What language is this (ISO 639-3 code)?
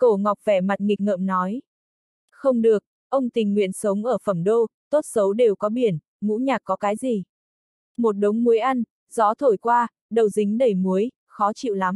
vie